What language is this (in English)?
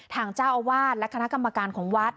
Thai